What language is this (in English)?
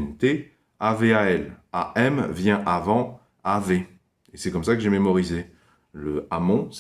French